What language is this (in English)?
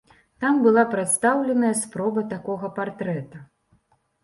Belarusian